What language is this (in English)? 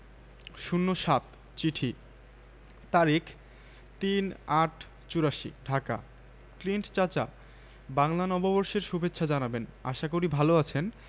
Bangla